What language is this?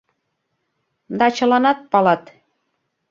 Mari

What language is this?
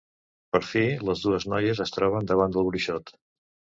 Catalan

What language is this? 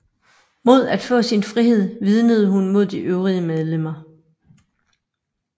Danish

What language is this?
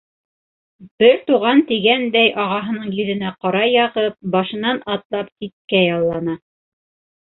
Bashkir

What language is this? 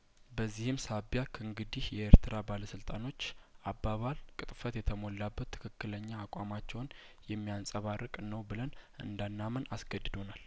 Amharic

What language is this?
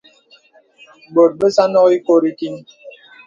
Bebele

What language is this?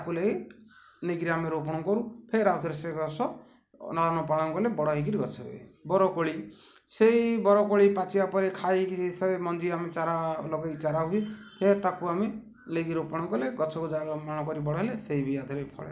Odia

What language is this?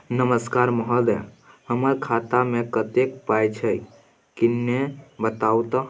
Maithili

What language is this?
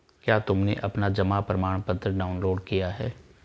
Hindi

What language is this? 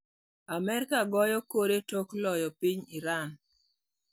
Luo (Kenya and Tanzania)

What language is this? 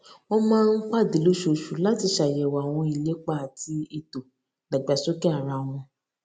Yoruba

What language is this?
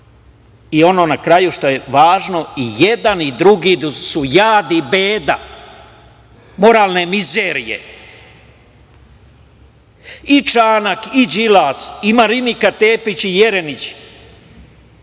Serbian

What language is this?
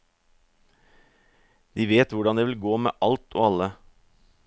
Norwegian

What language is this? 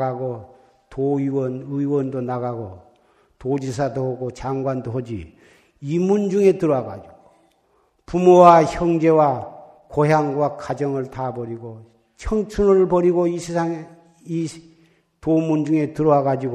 Korean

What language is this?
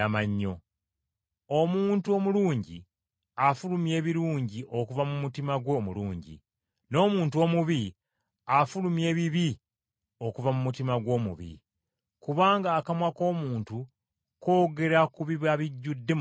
Ganda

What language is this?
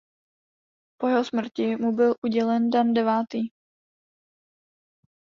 Czech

